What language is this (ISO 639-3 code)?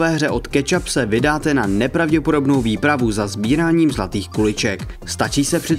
ces